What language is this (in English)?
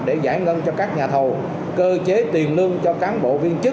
Vietnamese